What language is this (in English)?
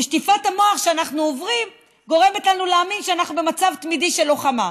Hebrew